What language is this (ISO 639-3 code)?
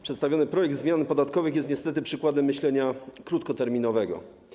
pol